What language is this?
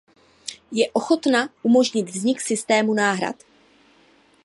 Czech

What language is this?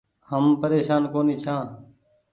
Goaria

